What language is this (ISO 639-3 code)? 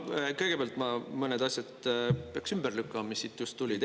est